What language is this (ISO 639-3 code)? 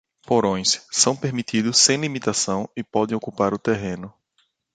por